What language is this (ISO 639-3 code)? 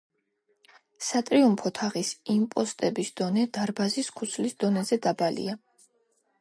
kat